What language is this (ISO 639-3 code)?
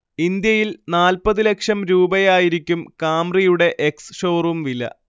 mal